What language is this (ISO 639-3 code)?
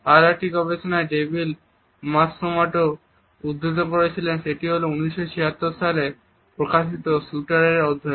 ben